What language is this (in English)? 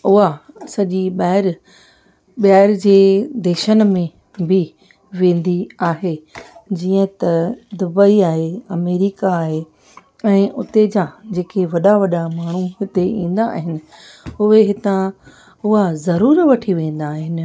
Sindhi